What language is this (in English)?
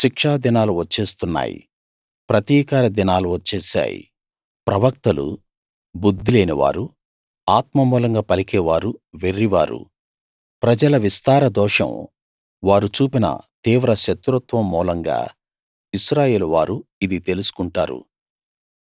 Telugu